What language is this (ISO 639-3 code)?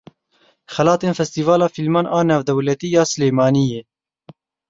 kur